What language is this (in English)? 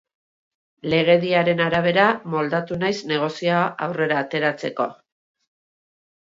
Basque